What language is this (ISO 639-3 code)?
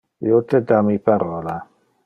ina